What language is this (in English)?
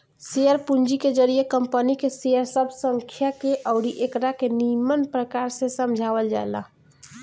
Bhojpuri